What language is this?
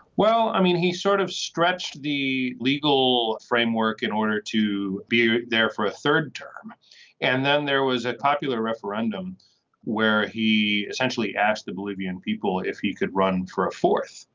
English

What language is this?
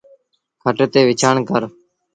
Sindhi Bhil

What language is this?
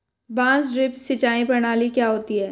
Hindi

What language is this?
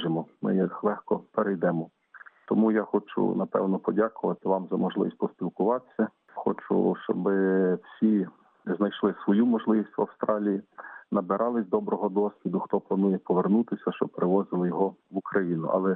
Ukrainian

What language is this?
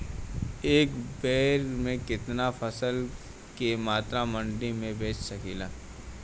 Bhojpuri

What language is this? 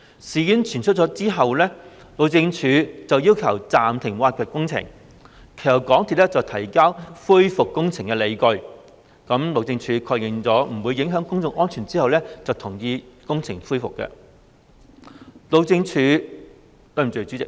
Cantonese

